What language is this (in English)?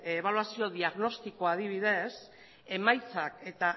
Basque